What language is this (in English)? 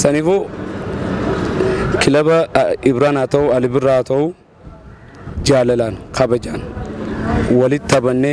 Arabic